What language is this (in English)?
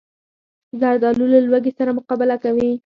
Pashto